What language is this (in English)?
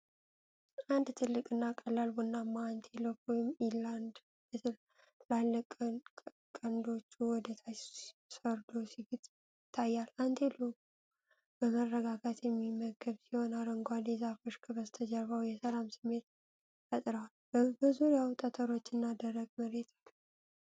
Amharic